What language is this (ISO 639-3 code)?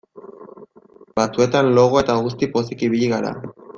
eus